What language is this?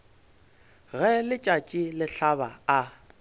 Northern Sotho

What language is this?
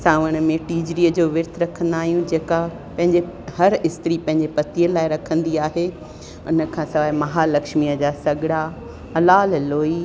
Sindhi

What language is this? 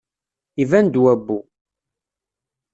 Kabyle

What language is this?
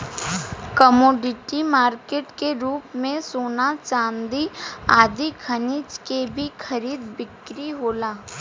Bhojpuri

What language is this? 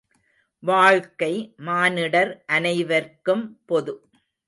Tamil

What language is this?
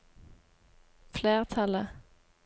Norwegian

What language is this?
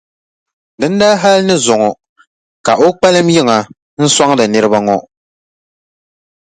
Dagbani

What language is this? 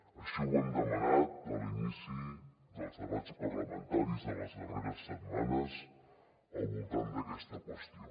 Catalan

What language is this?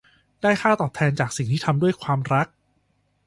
Thai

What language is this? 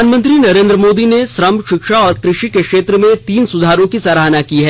Hindi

